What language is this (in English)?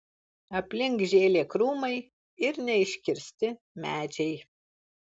Lithuanian